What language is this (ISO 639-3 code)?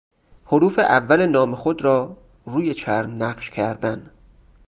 fas